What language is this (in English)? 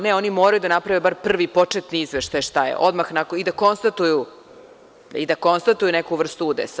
Serbian